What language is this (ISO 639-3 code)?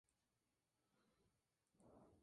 spa